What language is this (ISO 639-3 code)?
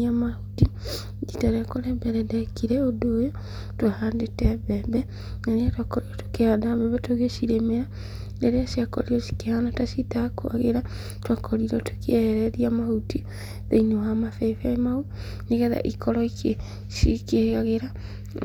kik